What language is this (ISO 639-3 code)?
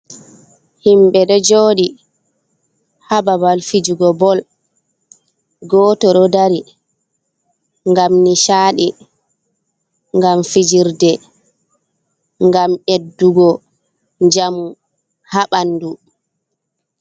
ful